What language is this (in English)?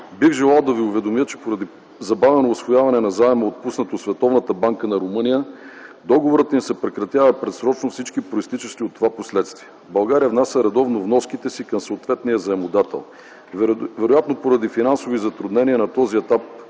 Bulgarian